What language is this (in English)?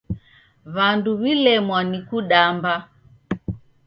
Taita